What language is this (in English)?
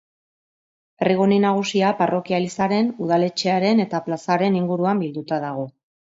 Basque